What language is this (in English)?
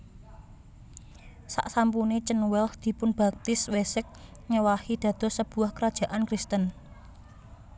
Javanese